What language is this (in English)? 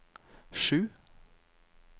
Norwegian